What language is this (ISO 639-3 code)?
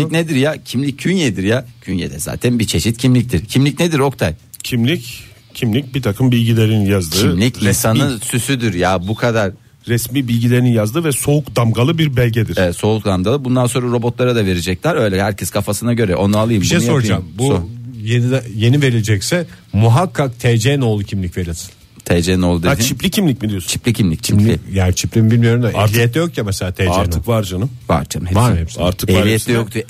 tur